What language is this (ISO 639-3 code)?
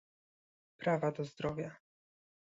pol